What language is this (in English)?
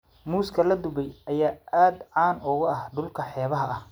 Somali